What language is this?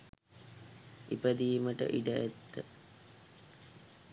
Sinhala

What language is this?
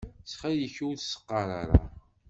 Kabyle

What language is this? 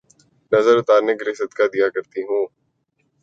Urdu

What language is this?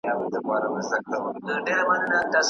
Pashto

